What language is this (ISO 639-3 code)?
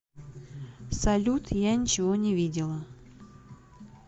rus